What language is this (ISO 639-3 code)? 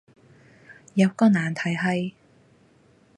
yue